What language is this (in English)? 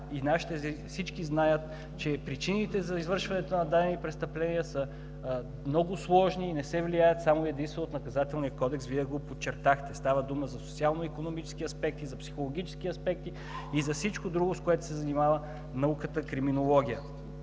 Bulgarian